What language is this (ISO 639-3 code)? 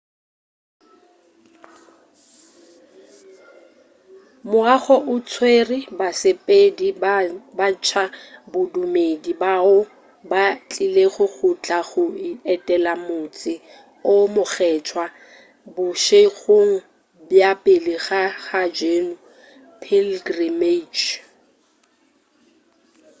nso